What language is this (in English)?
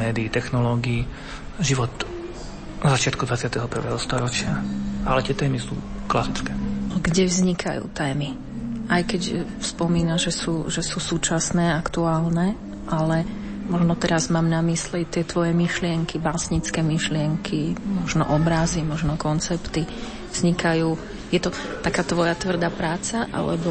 Slovak